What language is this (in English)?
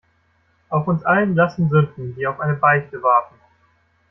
German